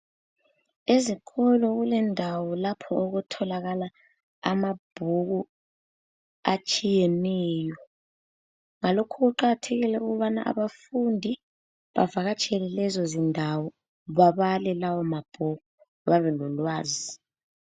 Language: North Ndebele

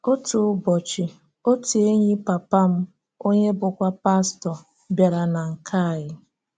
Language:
Igbo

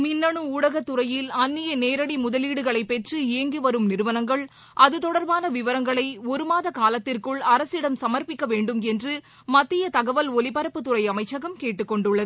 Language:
Tamil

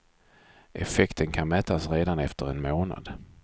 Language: Swedish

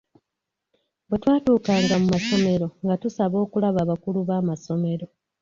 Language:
Ganda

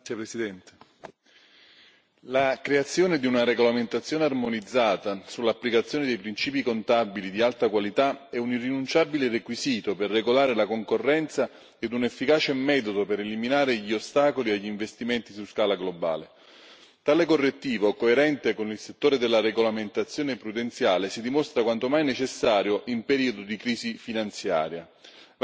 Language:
Italian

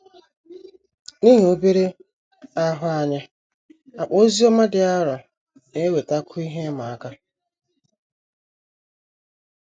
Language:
Igbo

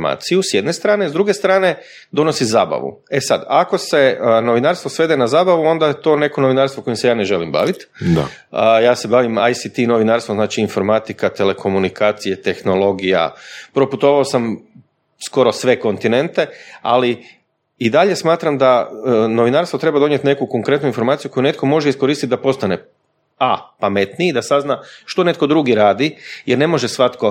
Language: Croatian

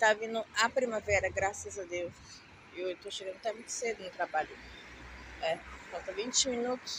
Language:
Portuguese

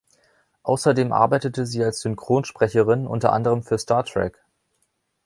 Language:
German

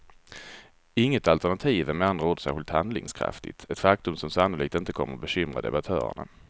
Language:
Swedish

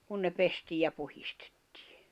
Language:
Finnish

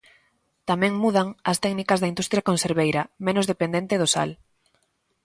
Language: Galician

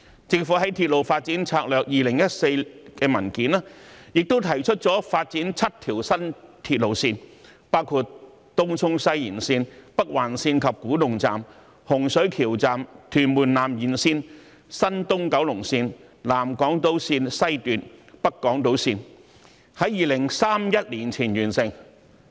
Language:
Cantonese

